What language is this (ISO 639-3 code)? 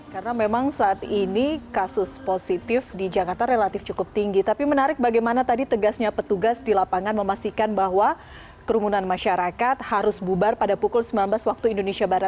ind